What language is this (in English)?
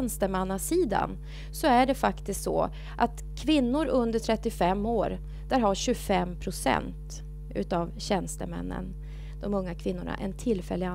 Swedish